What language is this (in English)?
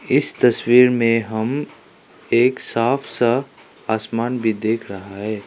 Hindi